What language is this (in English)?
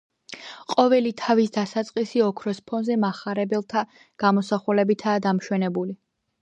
Georgian